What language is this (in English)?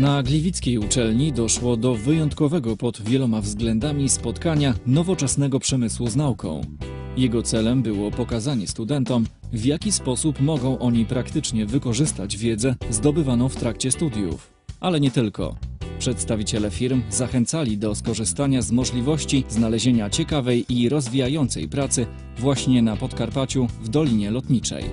Polish